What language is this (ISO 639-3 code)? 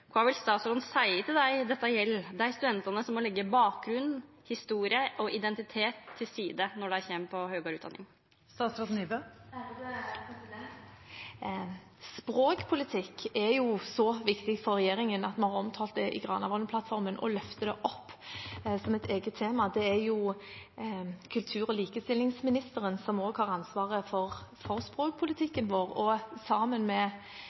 nor